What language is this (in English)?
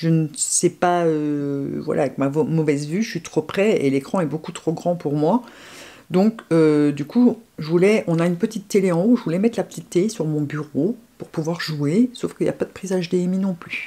French